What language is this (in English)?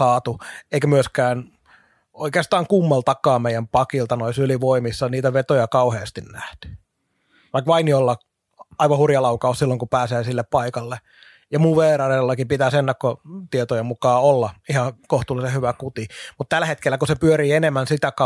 Finnish